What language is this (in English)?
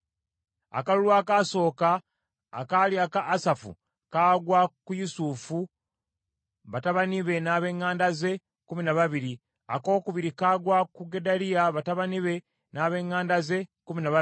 Ganda